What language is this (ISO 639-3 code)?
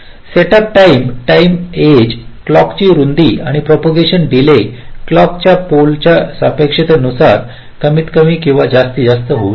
mar